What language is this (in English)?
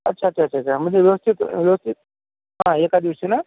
Marathi